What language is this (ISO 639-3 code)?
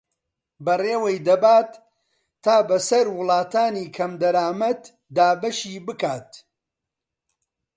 ckb